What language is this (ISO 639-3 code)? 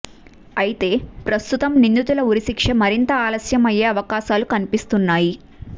tel